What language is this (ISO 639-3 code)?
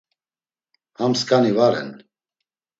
lzz